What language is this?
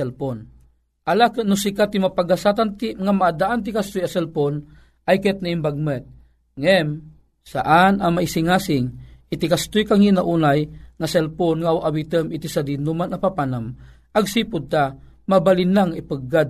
Filipino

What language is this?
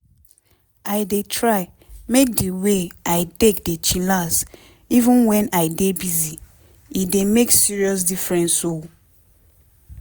Nigerian Pidgin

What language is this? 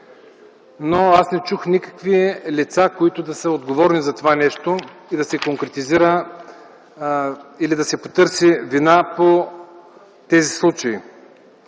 Bulgarian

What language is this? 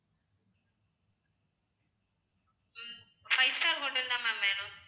Tamil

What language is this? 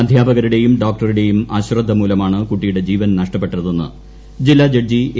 Malayalam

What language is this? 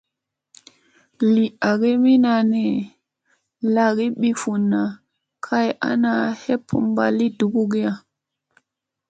Musey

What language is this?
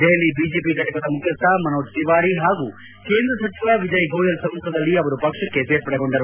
Kannada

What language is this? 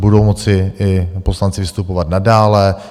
Czech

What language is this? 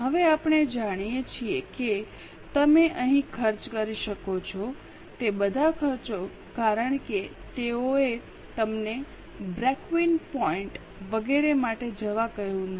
Gujarati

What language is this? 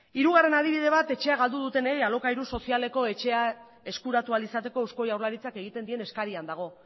Basque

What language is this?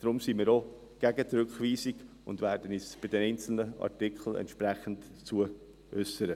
Swiss German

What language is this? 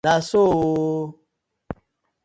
Nigerian Pidgin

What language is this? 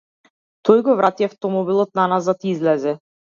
Macedonian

